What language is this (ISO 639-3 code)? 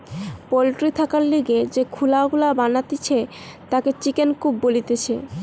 ben